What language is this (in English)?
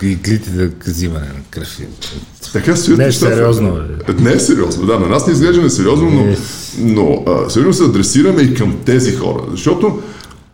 Bulgarian